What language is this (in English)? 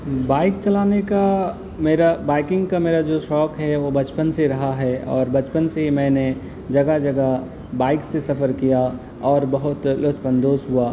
Urdu